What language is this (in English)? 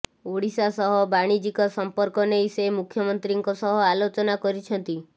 Odia